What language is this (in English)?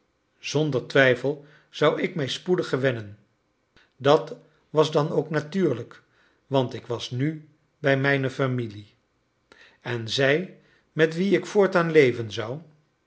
Dutch